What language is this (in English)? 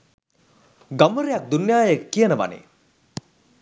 Sinhala